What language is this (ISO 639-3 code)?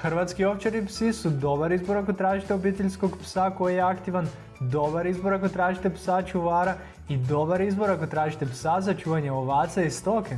hrv